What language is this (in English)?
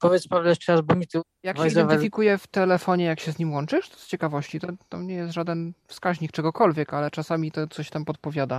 Polish